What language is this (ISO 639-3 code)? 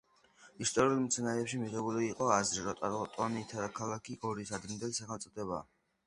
kat